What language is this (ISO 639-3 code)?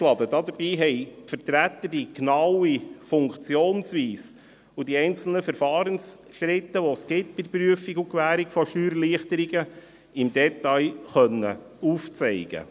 gsw